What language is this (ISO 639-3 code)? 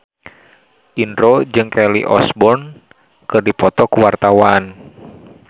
sun